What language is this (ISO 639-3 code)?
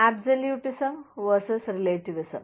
mal